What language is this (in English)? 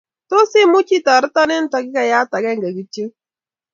Kalenjin